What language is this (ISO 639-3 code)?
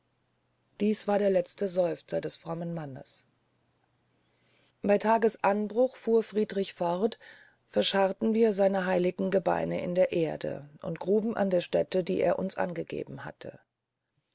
deu